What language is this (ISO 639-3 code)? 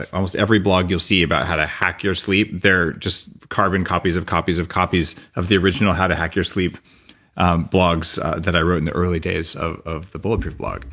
eng